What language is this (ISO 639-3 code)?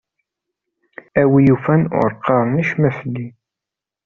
kab